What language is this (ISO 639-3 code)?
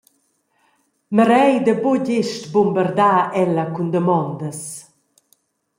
roh